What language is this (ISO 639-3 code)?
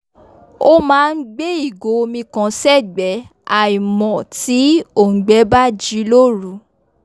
yor